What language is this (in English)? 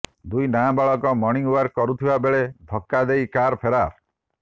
Odia